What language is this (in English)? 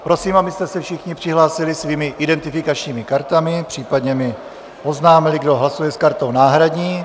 Czech